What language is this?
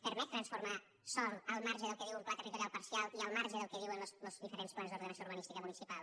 Catalan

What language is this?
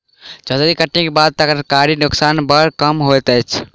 Maithili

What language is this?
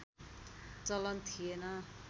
Nepali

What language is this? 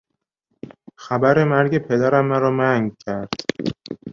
Persian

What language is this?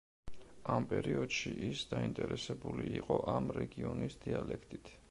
Georgian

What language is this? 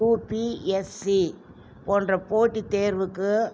Tamil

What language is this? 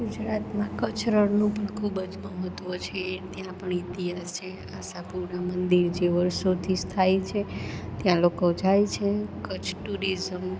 Gujarati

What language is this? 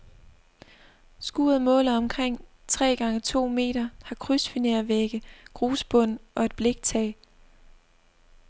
Danish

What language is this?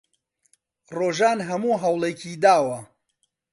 Central Kurdish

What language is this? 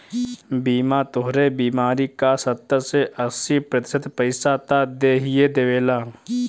Bhojpuri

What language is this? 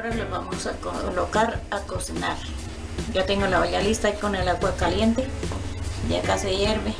Spanish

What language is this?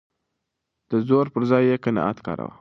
Pashto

